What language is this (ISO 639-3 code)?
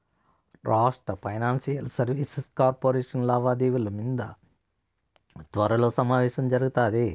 tel